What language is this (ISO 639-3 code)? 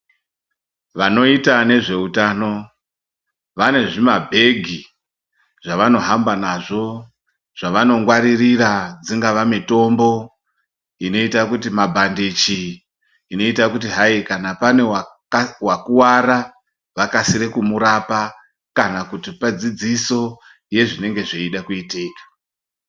ndc